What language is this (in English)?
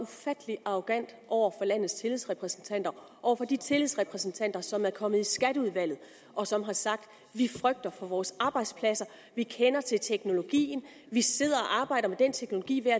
Danish